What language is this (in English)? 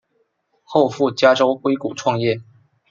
Chinese